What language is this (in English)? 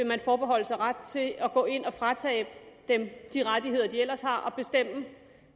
Danish